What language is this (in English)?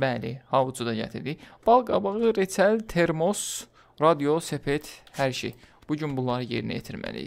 Turkish